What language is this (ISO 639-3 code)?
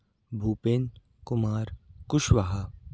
hin